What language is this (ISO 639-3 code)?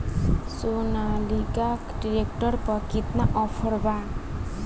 bho